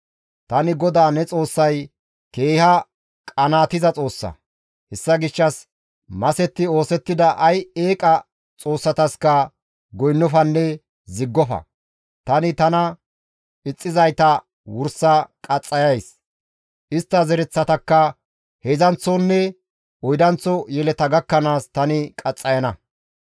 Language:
Gamo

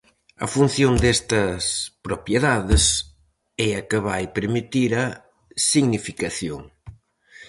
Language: Galician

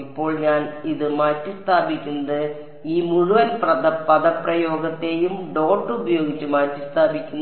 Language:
Malayalam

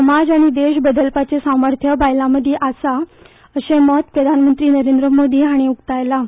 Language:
Konkani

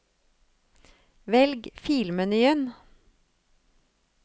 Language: Norwegian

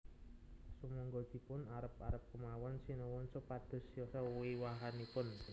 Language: Javanese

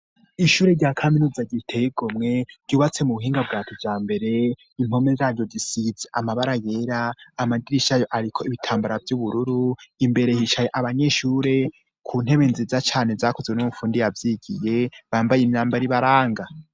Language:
Rundi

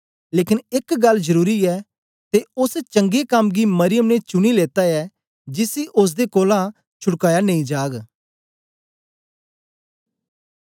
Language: Dogri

